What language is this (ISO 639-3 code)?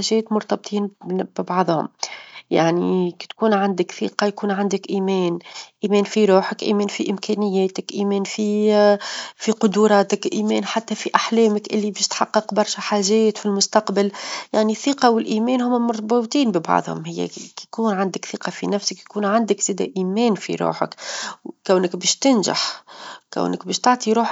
aeb